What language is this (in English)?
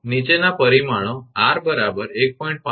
Gujarati